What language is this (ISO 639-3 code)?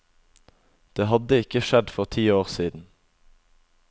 nor